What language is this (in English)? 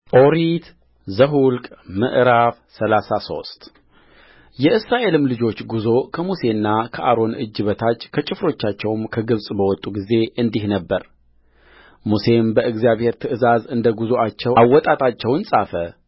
Amharic